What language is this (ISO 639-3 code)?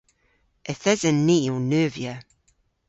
cor